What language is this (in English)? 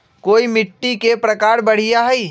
Magahi